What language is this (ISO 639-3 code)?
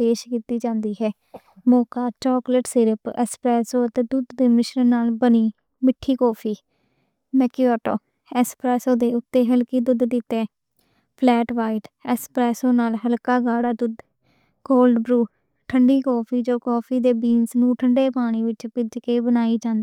lah